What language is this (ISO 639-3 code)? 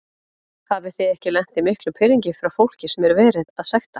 isl